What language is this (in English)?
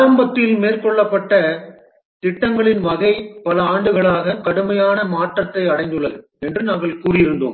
Tamil